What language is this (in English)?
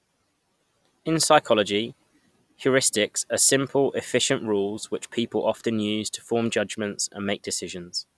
English